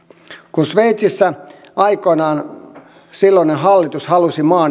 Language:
Finnish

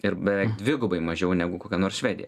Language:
Lithuanian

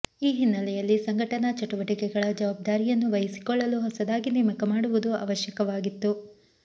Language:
Kannada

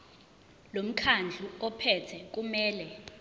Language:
Zulu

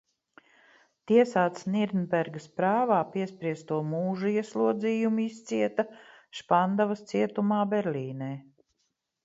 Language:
Latvian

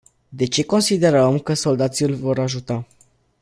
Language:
Romanian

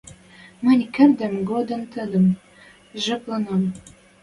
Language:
Western Mari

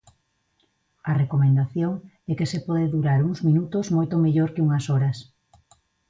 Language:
Galician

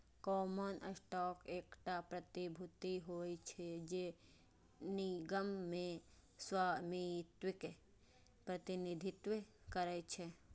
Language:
Maithili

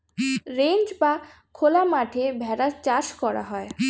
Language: Bangla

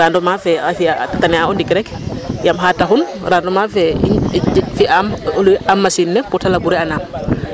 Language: Serer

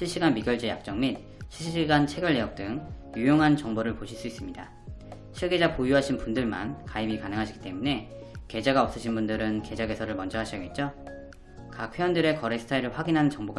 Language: Korean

